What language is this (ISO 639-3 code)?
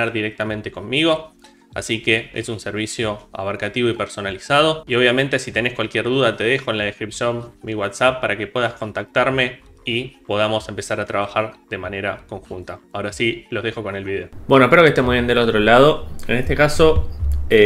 spa